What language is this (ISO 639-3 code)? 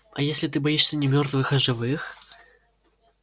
rus